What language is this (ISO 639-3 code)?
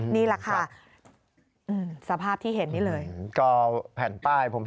tha